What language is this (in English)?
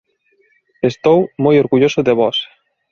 Galician